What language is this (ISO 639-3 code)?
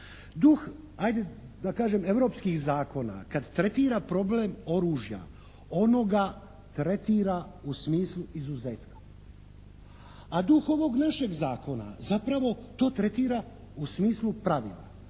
hrv